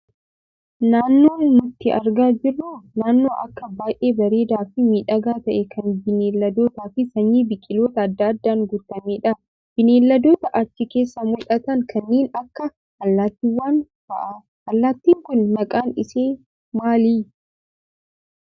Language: Oromo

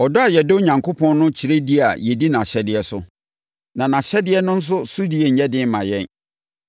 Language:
Akan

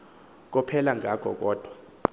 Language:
Xhosa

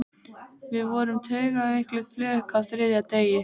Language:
Icelandic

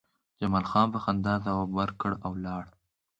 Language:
Pashto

